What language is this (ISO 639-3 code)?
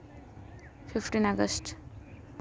sat